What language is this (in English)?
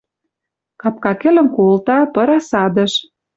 Western Mari